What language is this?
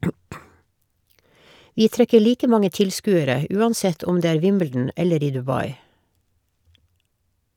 Norwegian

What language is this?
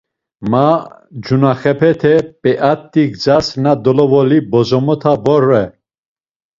Laz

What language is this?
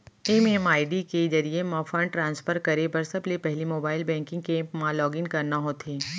Chhattisgarhi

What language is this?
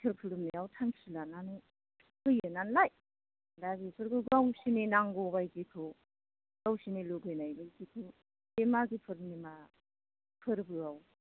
Bodo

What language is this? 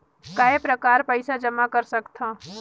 Chhattisgarhi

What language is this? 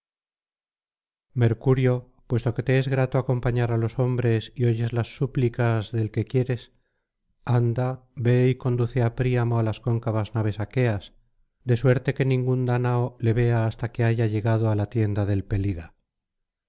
Spanish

